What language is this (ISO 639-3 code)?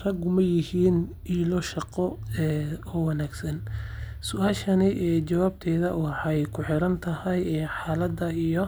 som